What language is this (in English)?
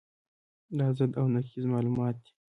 Pashto